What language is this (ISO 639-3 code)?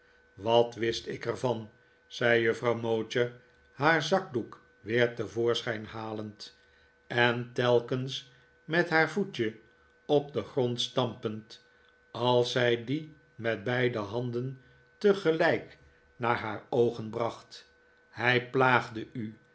nld